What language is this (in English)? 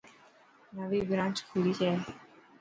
Dhatki